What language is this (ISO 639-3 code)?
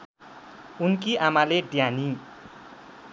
nep